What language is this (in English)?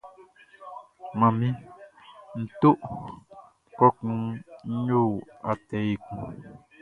Baoulé